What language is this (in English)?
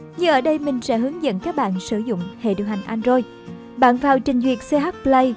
Vietnamese